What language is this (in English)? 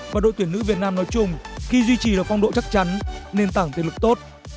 Vietnamese